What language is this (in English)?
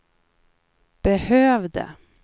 Swedish